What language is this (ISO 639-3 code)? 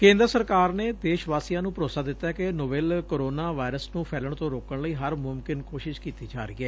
pan